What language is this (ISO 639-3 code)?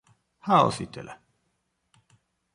pol